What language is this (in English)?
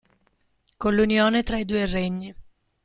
Italian